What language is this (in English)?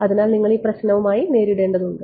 Malayalam